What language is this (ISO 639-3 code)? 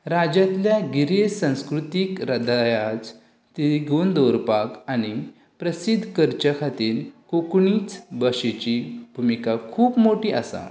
kok